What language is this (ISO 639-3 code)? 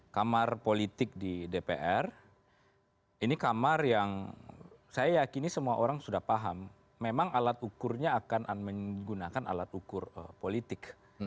ind